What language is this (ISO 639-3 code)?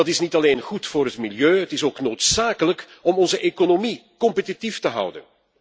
nld